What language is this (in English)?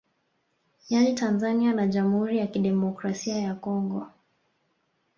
Swahili